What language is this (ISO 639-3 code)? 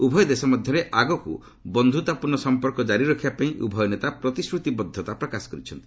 ori